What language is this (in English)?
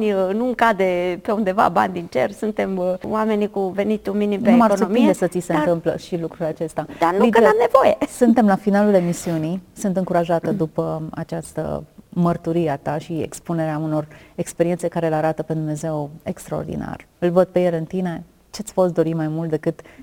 Romanian